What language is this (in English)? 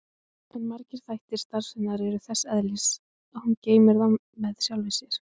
Icelandic